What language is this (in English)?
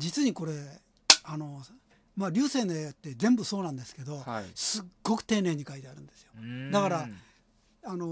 Japanese